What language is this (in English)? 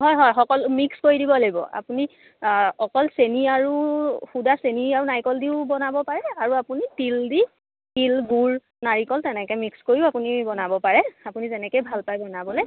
Assamese